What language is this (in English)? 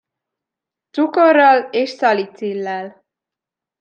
Hungarian